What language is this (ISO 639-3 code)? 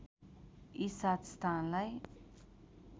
nep